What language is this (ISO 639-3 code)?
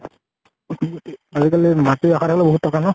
asm